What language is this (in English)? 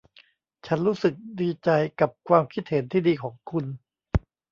Thai